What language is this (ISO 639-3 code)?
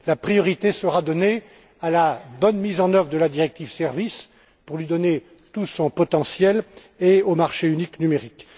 fra